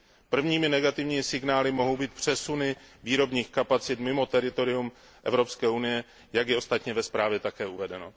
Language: Czech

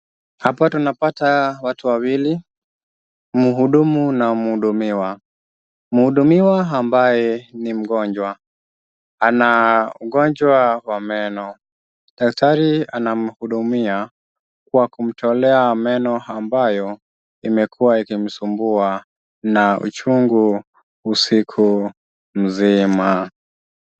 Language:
Swahili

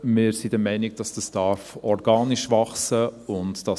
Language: Swiss German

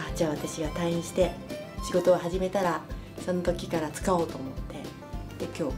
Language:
Japanese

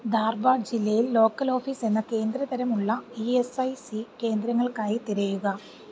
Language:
Malayalam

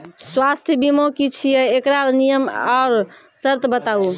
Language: Maithili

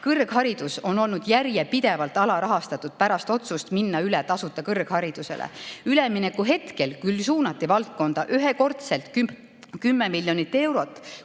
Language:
Estonian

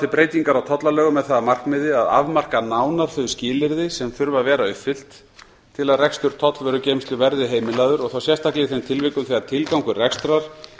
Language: Icelandic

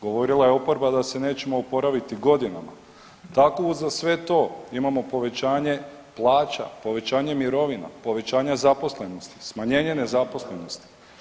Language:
Croatian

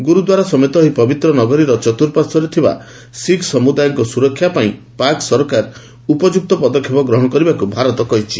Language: Odia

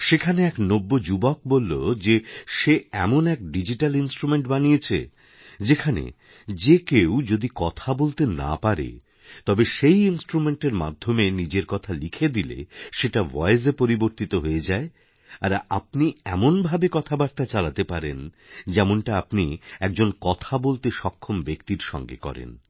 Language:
Bangla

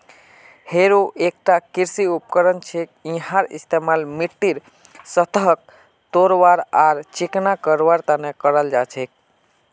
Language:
Magahi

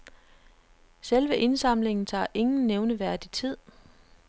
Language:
Danish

